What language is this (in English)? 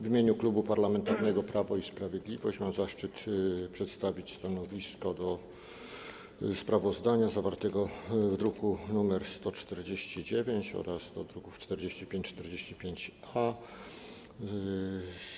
Polish